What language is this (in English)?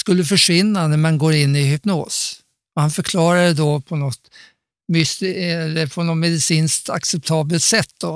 Swedish